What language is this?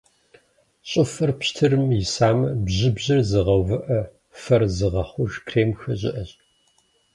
Kabardian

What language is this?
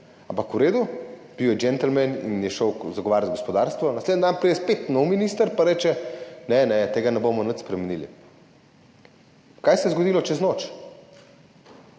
Slovenian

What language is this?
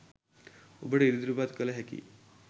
Sinhala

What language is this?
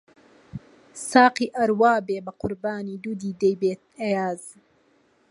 Central Kurdish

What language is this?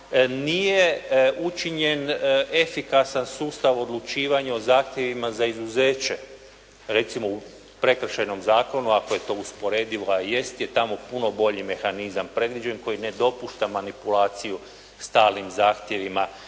Croatian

